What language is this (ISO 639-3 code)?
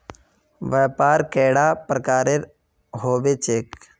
mag